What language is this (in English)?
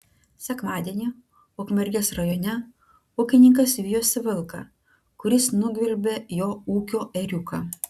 Lithuanian